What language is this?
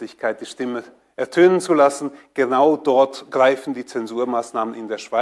German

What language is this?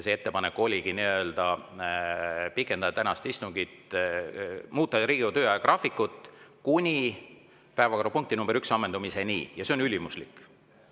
Estonian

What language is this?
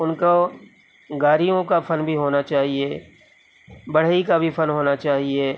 Urdu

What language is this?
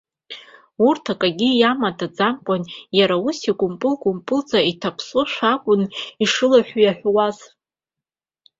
Abkhazian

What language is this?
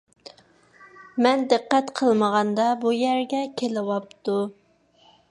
Uyghur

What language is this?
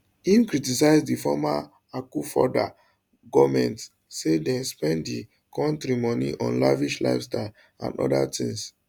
Nigerian Pidgin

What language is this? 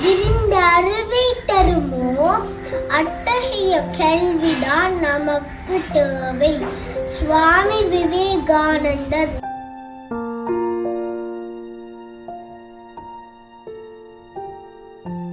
Tamil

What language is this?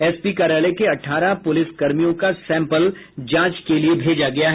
Hindi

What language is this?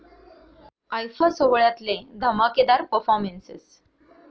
Marathi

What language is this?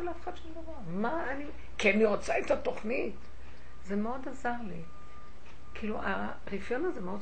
Hebrew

